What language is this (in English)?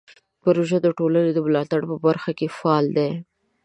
Pashto